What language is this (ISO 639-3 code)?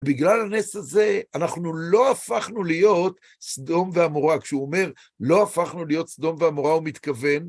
heb